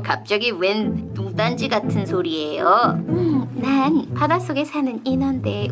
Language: Korean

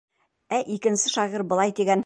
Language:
Bashkir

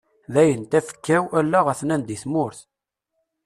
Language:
Kabyle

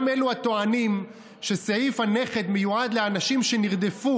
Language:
Hebrew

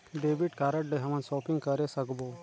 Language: Chhattisgarhi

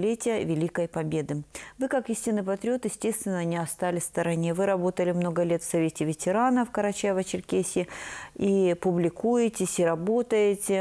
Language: Russian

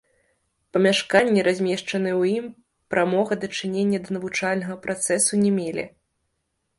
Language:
Belarusian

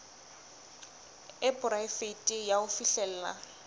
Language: Southern Sotho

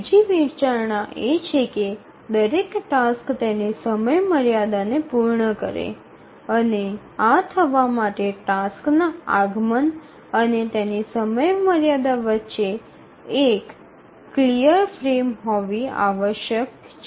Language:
Gujarati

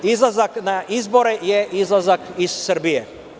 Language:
Serbian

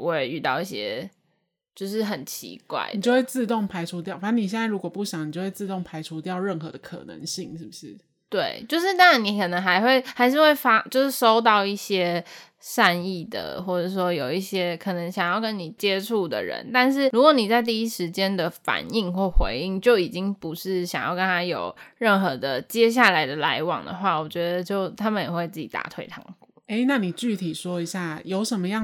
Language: Chinese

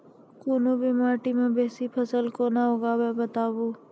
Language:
Maithili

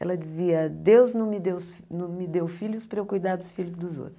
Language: Portuguese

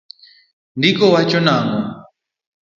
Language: Luo (Kenya and Tanzania)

